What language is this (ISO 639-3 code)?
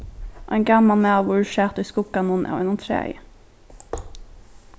fao